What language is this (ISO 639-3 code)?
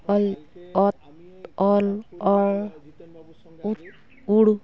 sat